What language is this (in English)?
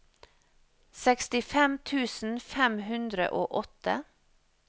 Norwegian